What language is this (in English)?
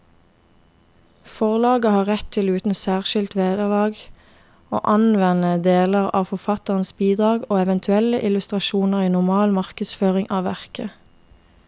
Norwegian